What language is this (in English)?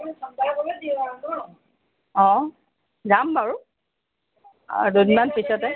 Assamese